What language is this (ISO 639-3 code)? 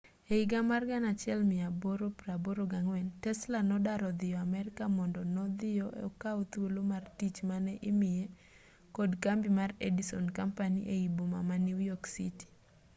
luo